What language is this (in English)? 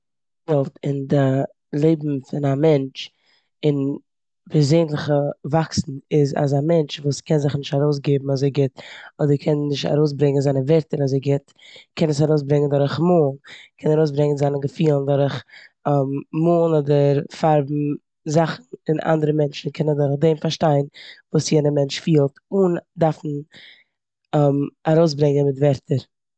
Yiddish